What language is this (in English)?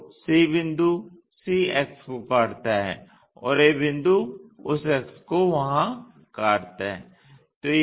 Hindi